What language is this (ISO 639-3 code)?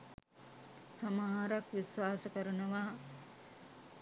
sin